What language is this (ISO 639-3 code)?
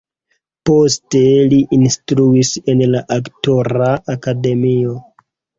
epo